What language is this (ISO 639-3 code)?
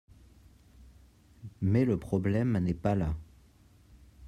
fra